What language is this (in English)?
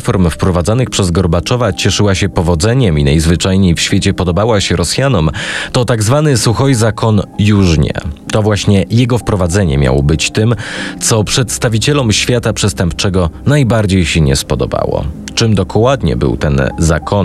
Polish